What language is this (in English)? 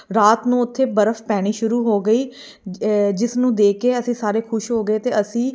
Punjabi